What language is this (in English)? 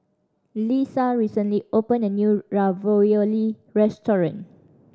English